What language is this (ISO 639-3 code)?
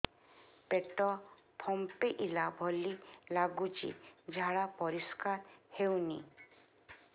ori